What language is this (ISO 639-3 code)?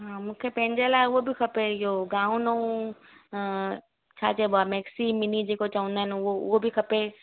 snd